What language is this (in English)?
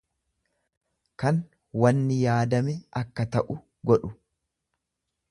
Oromo